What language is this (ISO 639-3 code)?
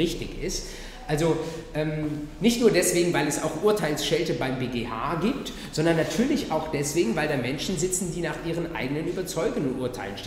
deu